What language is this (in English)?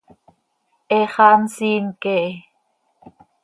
Seri